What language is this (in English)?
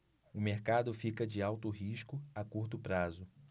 Portuguese